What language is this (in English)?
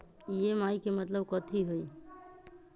Magahi